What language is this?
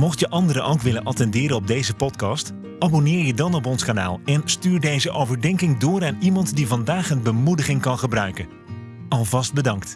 Dutch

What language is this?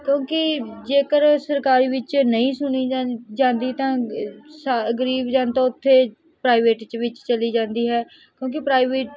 Punjabi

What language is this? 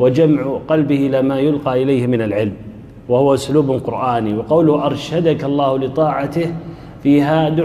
Arabic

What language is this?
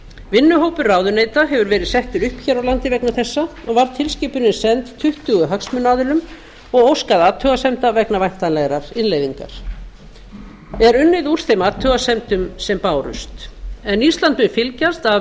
Icelandic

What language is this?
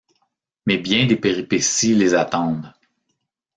French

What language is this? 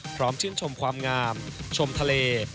Thai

